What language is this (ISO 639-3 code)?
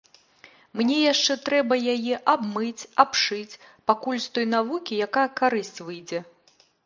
bel